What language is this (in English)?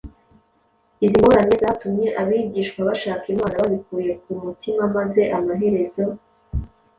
Kinyarwanda